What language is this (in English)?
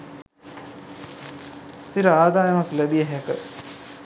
Sinhala